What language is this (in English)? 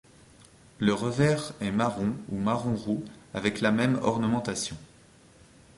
French